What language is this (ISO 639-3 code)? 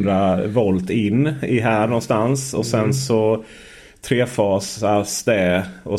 swe